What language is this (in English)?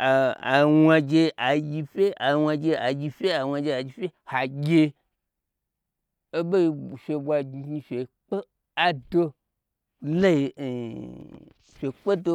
Gbagyi